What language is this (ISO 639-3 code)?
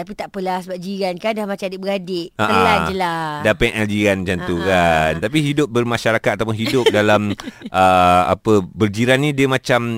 msa